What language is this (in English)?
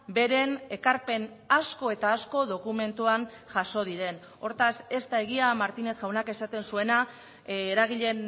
Basque